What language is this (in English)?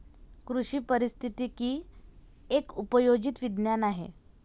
Marathi